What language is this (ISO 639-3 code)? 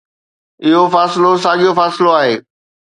snd